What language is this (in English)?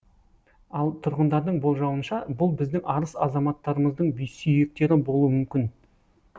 Kazakh